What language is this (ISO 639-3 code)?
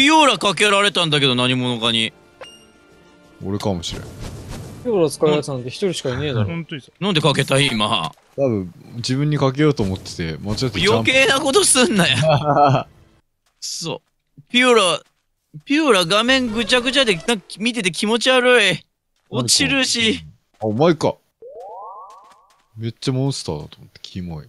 jpn